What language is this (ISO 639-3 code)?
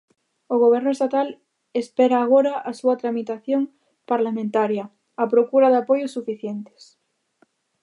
glg